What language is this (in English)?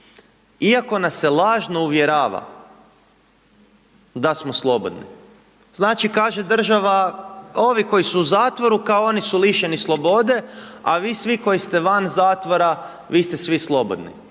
Croatian